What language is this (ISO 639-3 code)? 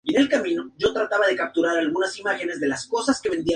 spa